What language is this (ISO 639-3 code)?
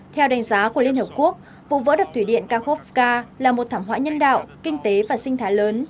vie